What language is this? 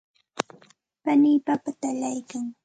Santa Ana de Tusi Pasco Quechua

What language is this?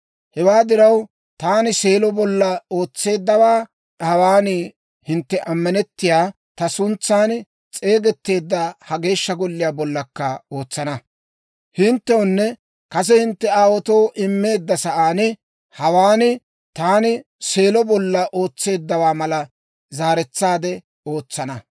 Dawro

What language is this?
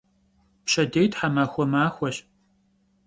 Kabardian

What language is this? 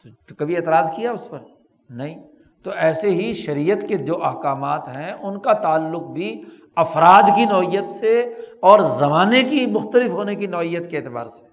Urdu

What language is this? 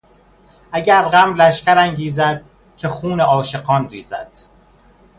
Persian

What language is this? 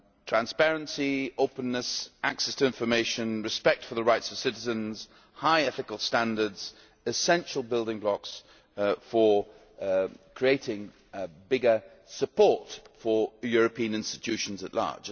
English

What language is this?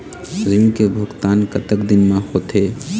Chhattisgarhi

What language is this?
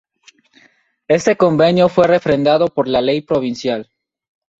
Spanish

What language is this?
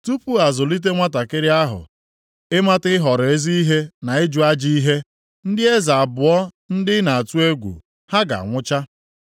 Igbo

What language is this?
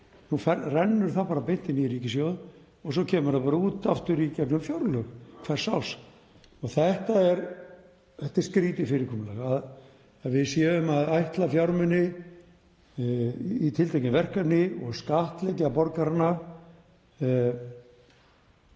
Icelandic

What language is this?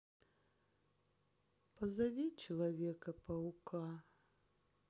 Russian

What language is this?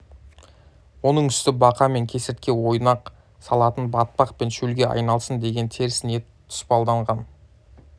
Kazakh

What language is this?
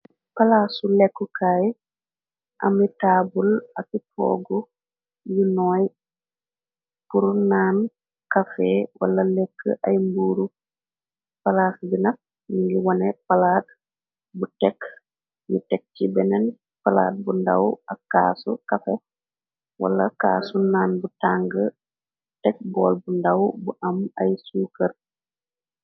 Wolof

